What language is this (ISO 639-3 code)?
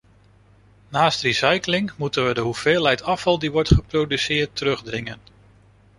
nld